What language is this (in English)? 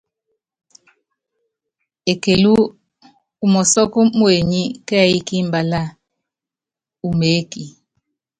Yangben